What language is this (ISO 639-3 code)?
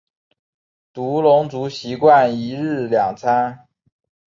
zho